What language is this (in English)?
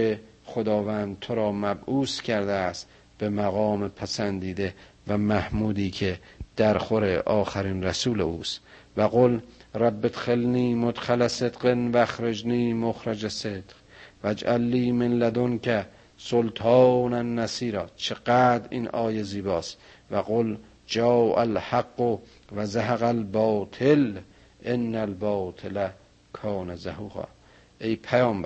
Persian